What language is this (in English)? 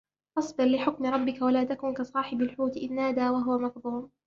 Arabic